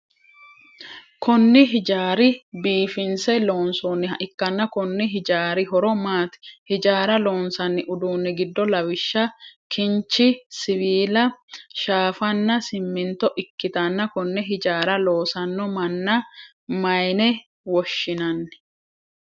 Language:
Sidamo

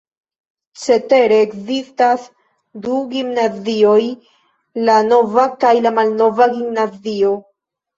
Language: Esperanto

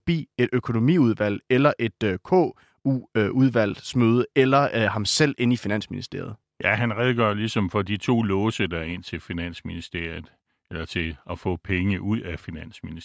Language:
Danish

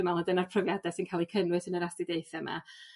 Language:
Welsh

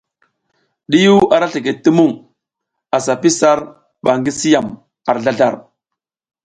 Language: South Giziga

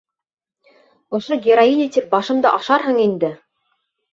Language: Bashkir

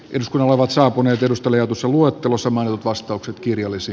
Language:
Finnish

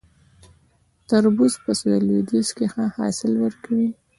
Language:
Pashto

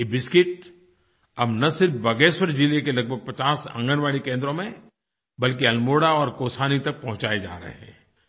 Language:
Hindi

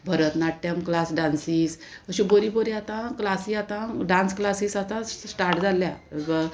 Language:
Konkani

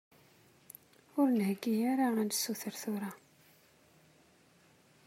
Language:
Kabyle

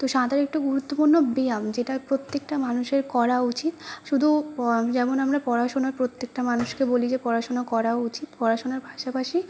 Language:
Bangla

